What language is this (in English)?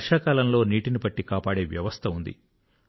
Telugu